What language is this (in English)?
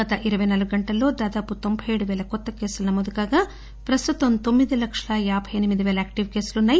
Telugu